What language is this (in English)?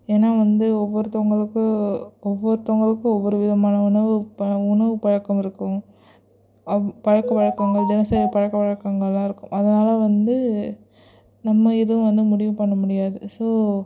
Tamil